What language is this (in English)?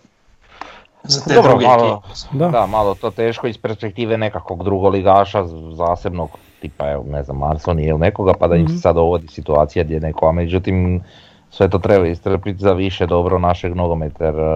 Croatian